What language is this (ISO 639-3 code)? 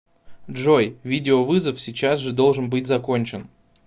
rus